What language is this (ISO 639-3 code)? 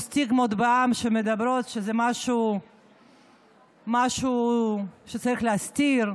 heb